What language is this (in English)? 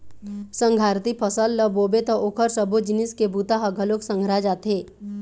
Chhattisgarhi